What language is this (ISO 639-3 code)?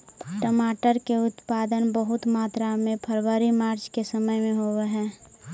mag